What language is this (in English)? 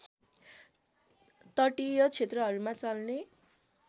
Nepali